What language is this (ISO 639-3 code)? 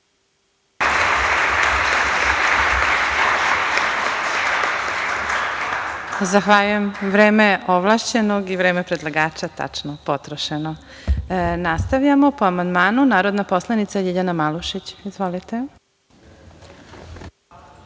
srp